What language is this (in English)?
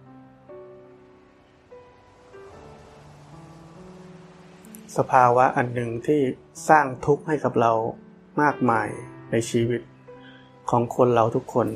Thai